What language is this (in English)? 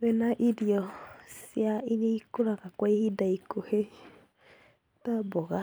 Kikuyu